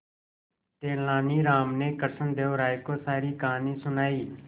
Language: Hindi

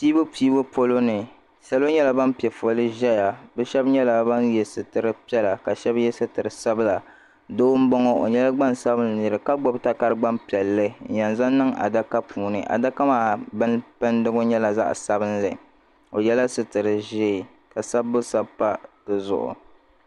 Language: Dagbani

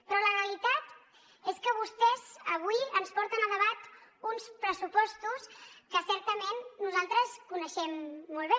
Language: Catalan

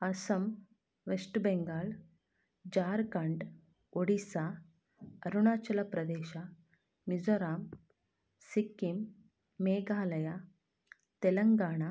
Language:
Kannada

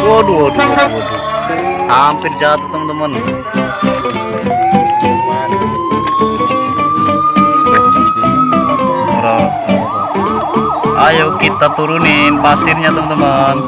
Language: Indonesian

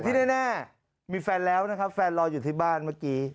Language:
Thai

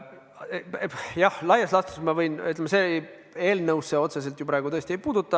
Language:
Estonian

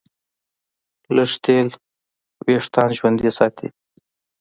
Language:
Pashto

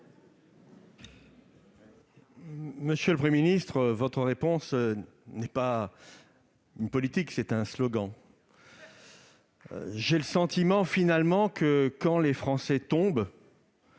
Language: French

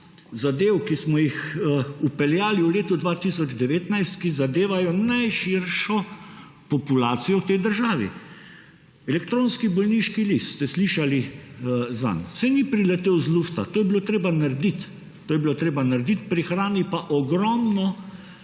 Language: Slovenian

